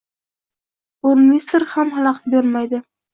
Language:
Uzbek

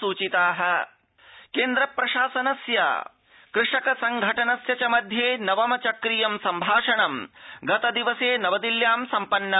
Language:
Sanskrit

